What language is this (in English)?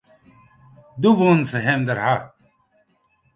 Western Frisian